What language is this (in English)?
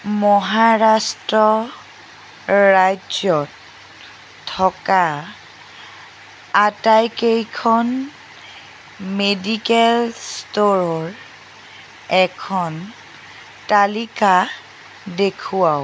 Assamese